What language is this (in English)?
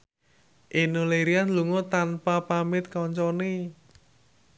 Javanese